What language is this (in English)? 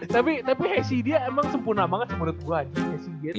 Indonesian